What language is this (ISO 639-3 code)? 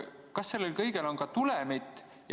est